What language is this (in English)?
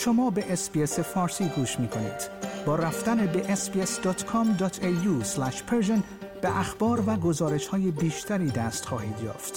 Persian